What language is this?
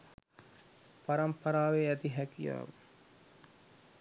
Sinhala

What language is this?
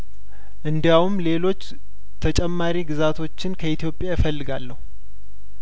Amharic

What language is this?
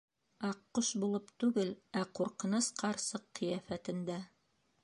Bashkir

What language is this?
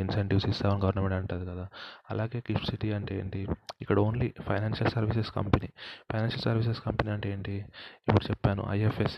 Telugu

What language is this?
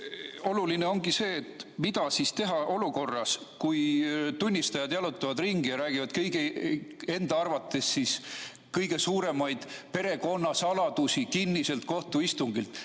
Estonian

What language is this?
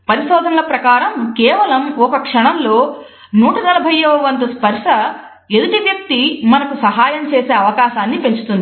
Telugu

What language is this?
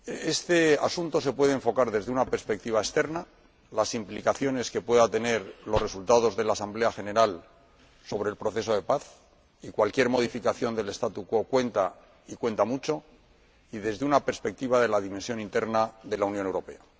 Spanish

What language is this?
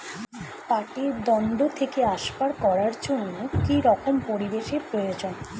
Bangla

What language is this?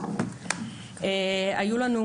Hebrew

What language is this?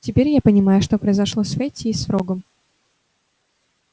Russian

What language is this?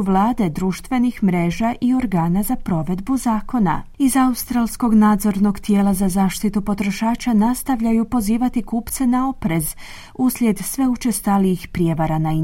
Croatian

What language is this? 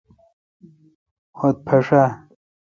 Kalkoti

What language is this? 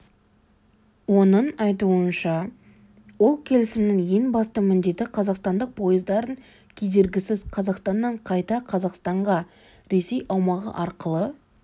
Kazakh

